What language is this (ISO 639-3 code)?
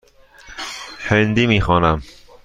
fas